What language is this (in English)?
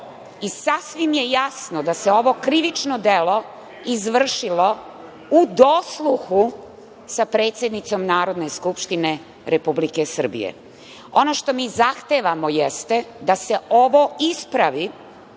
Serbian